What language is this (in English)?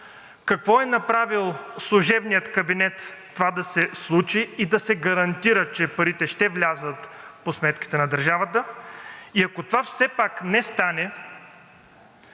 Bulgarian